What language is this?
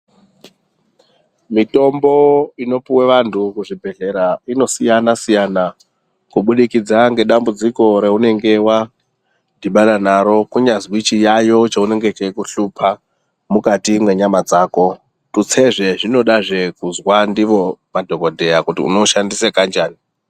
Ndau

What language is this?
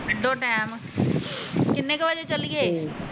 Punjabi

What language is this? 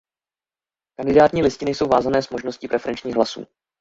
Czech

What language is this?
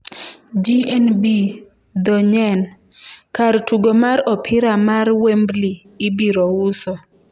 Luo (Kenya and Tanzania)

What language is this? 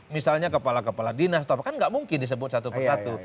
Indonesian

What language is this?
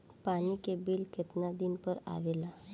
Bhojpuri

